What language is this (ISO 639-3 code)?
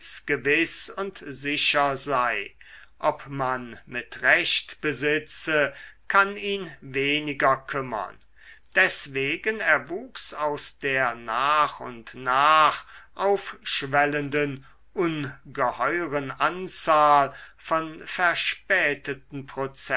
deu